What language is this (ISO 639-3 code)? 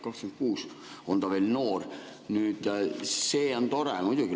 est